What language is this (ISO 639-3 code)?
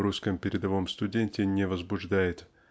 rus